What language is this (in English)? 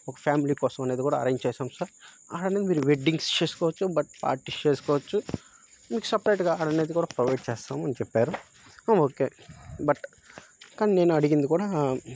Telugu